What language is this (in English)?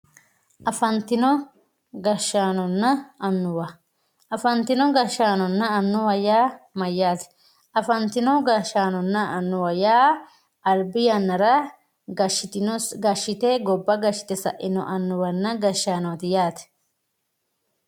Sidamo